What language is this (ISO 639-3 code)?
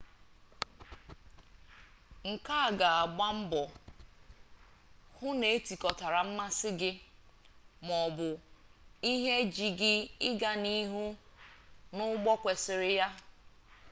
ibo